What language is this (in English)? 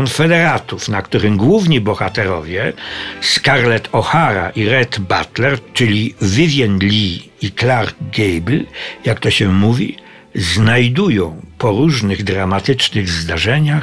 Polish